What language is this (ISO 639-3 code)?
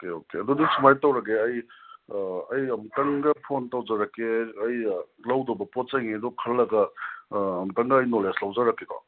mni